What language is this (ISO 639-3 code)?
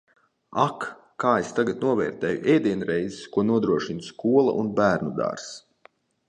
lav